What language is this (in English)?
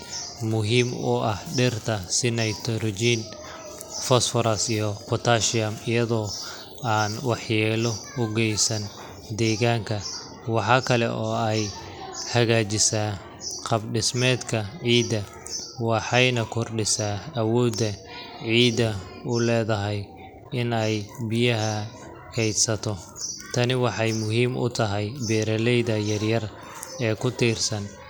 Somali